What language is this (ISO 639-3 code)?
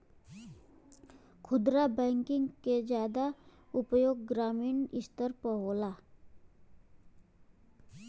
bho